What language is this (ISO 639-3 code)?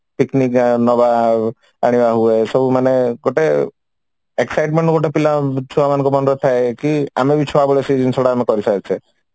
ori